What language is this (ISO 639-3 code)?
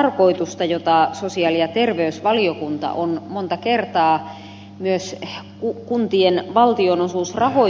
fin